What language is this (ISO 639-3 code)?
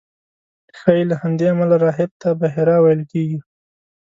pus